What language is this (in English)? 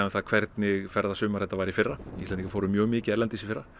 Icelandic